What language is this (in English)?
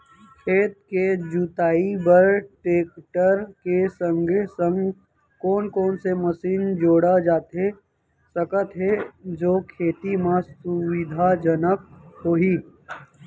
Chhattisgarhi